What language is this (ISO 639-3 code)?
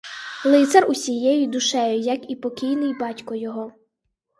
ukr